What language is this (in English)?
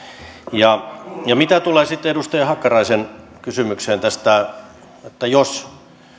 Finnish